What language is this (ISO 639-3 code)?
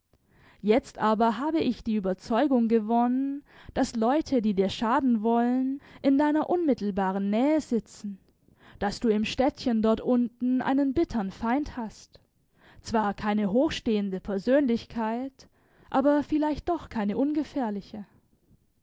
deu